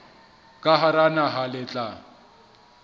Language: Southern Sotho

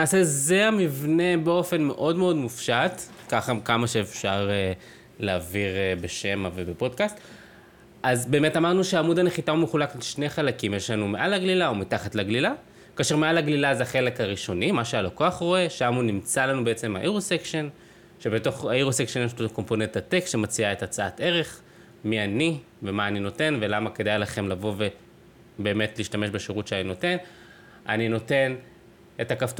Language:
Hebrew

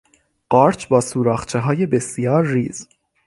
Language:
Persian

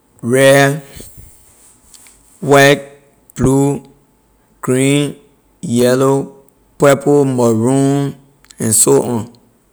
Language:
Liberian English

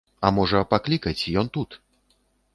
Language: Belarusian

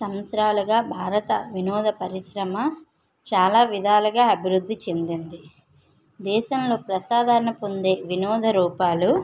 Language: Telugu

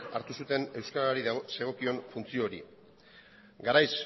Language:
Basque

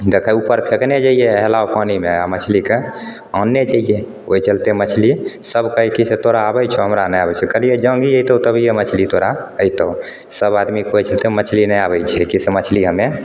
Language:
Maithili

